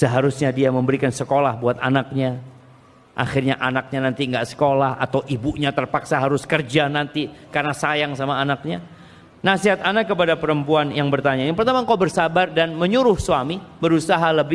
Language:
Indonesian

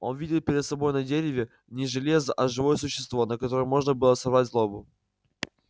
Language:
Russian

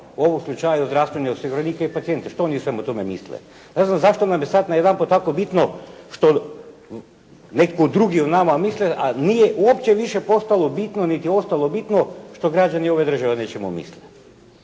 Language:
Croatian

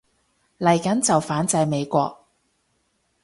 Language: Cantonese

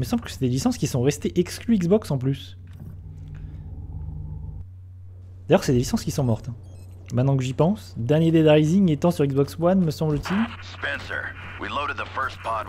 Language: French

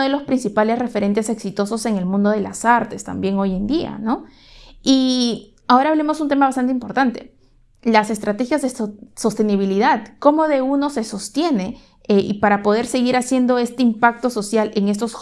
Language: Spanish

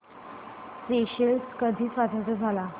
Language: Marathi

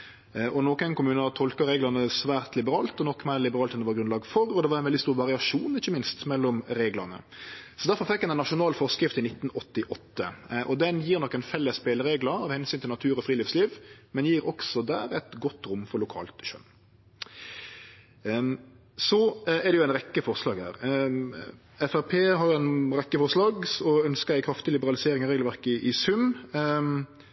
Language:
Norwegian Nynorsk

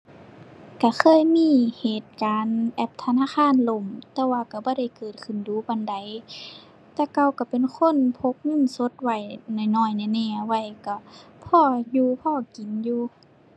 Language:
Thai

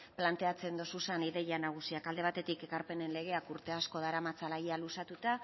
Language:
Basque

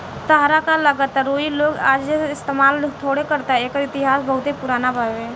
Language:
Bhojpuri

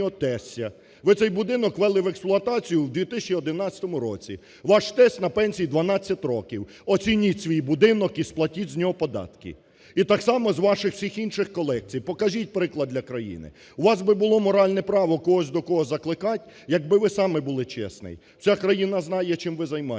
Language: Ukrainian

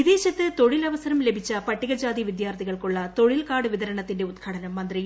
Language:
Malayalam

